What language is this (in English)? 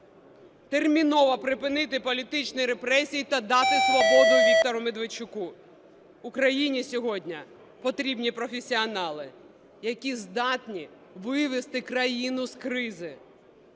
Ukrainian